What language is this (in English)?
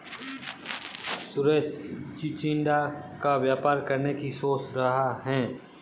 Hindi